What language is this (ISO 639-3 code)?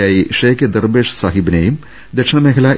mal